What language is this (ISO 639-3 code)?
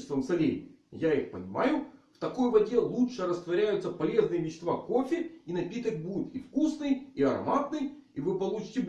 rus